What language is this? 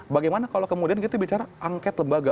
Indonesian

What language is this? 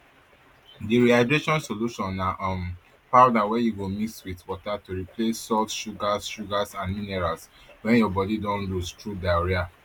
Nigerian Pidgin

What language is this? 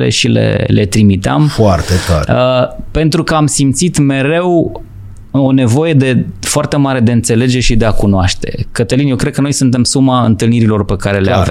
Romanian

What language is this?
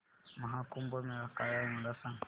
Marathi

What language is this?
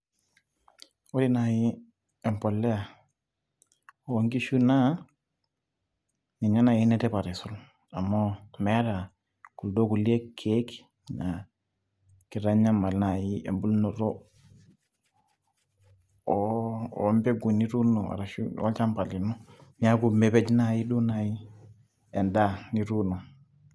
Masai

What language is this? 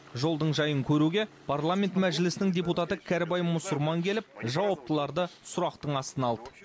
Kazakh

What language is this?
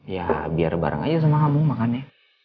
Indonesian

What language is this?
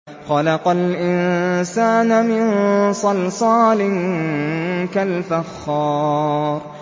Arabic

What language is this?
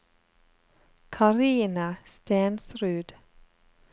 Norwegian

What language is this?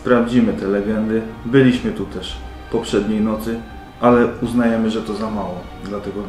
Polish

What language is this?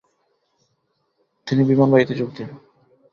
Bangla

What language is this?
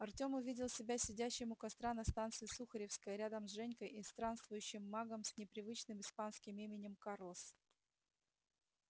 Russian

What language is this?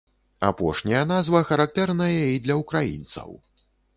Belarusian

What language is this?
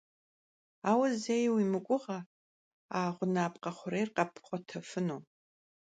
Kabardian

